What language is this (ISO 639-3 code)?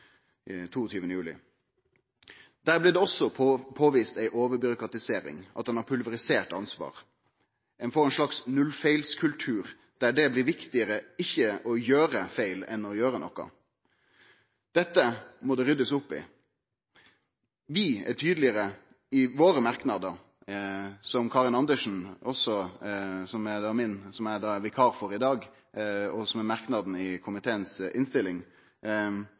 nno